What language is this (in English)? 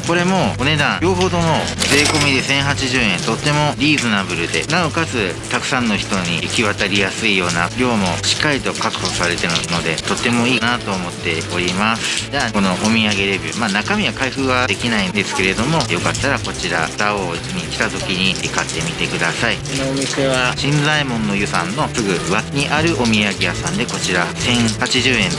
Japanese